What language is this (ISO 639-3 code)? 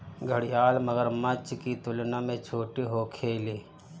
bho